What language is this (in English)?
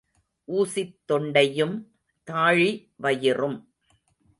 Tamil